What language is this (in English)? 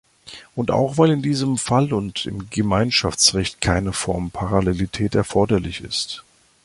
German